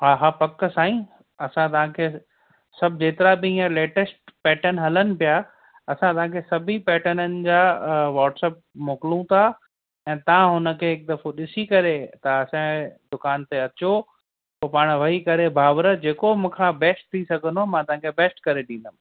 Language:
Sindhi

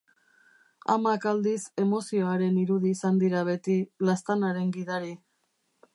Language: Basque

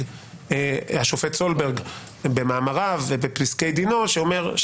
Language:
Hebrew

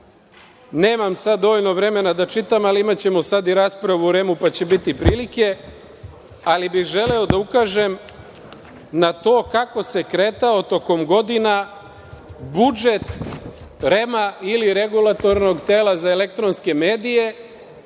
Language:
Serbian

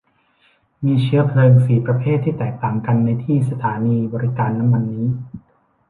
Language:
Thai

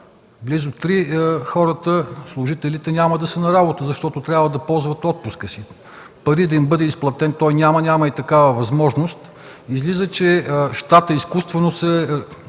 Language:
Bulgarian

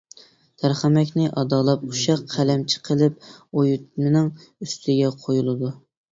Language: Uyghur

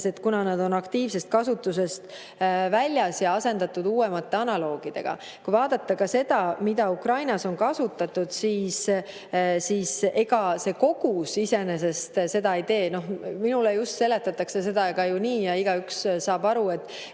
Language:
Estonian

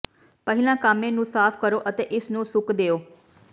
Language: Punjabi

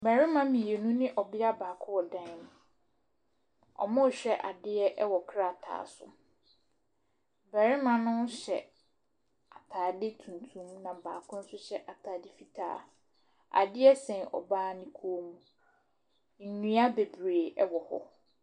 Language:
Akan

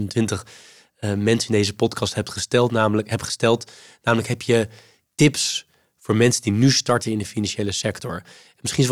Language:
Dutch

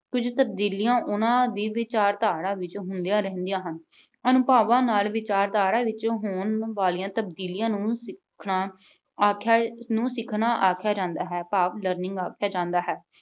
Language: Punjabi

